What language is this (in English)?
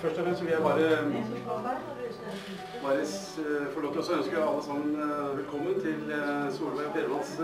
Norwegian